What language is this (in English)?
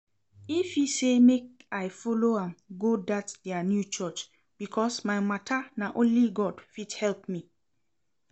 Nigerian Pidgin